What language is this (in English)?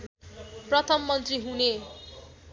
Nepali